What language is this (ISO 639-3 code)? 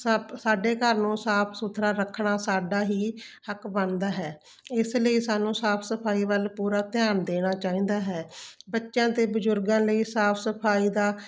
pan